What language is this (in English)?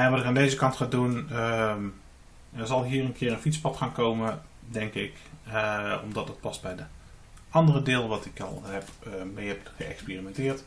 Dutch